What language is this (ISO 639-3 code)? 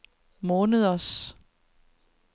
dan